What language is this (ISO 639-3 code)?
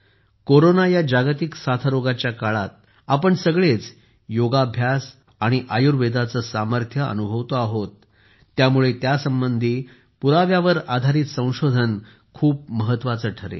mar